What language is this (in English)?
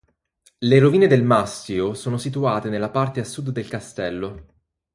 Italian